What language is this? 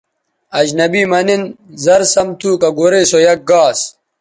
Bateri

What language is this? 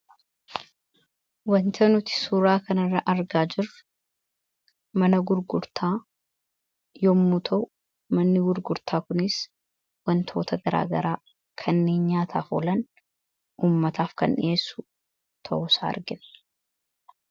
Oromo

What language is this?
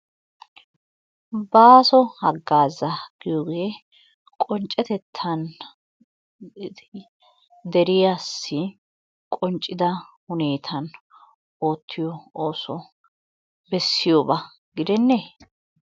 Wolaytta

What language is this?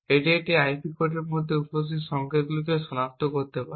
Bangla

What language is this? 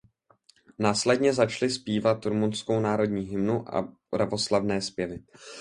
Czech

